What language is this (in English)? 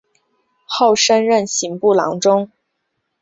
Chinese